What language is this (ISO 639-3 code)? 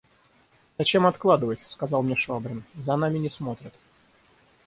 rus